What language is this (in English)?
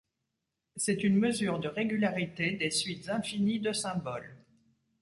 French